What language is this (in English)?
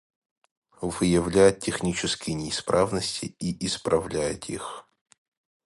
Russian